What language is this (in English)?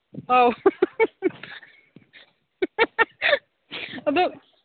Manipuri